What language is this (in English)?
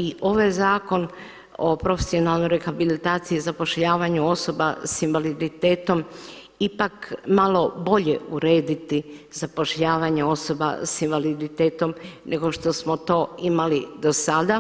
Croatian